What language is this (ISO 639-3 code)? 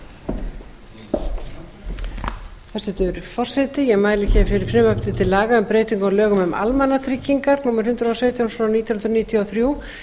isl